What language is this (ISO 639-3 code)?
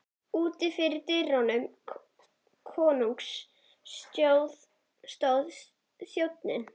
isl